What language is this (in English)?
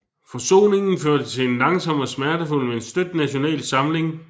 Danish